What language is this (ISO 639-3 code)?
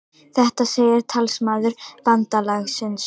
isl